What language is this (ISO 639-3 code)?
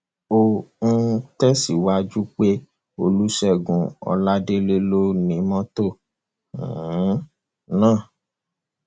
yor